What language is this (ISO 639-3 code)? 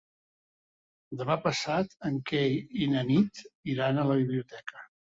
cat